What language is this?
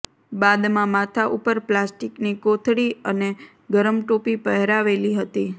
Gujarati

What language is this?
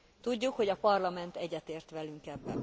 Hungarian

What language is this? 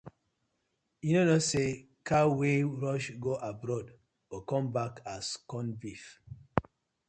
Nigerian Pidgin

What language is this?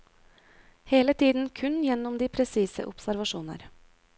Norwegian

